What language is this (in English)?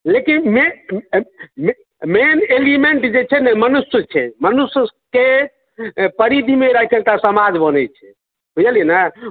Maithili